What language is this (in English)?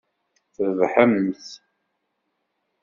Kabyle